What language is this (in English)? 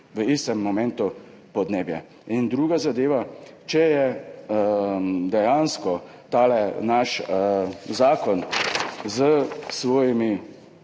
Slovenian